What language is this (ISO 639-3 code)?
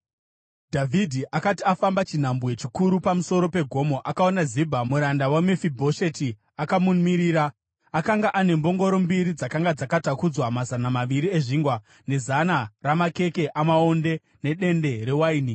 sna